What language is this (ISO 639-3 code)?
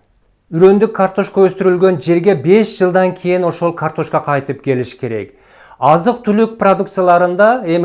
tur